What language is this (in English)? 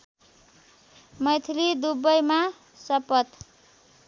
Nepali